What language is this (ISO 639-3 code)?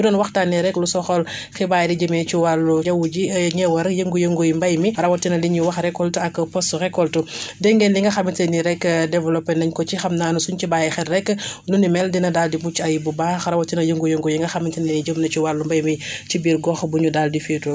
wol